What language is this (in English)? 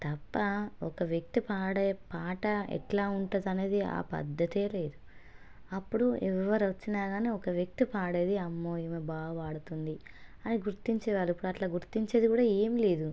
Telugu